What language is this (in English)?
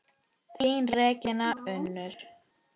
Icelandic